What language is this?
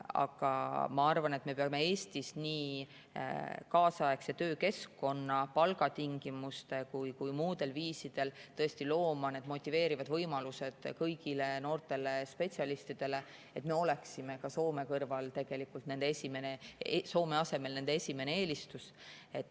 Estonian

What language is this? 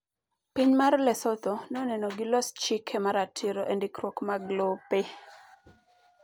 Luo (Kenya and Tanzania)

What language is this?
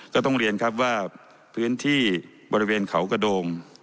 Thai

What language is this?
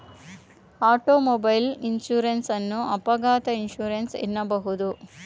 Kannada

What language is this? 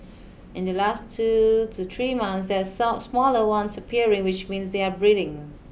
English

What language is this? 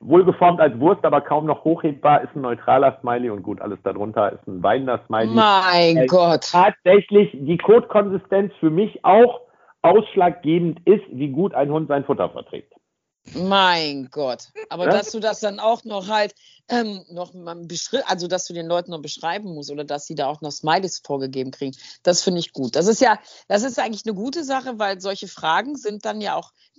German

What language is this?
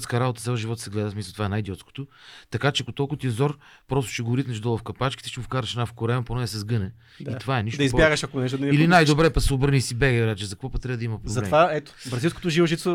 Bulgarian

